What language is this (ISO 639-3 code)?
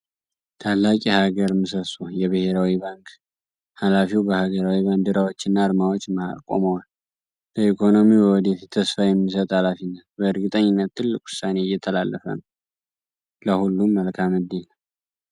amh